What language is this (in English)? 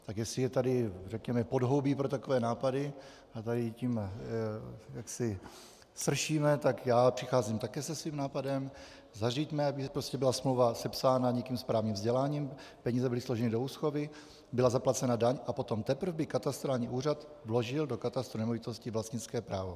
Czech